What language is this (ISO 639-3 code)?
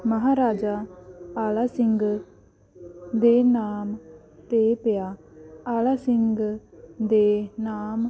pan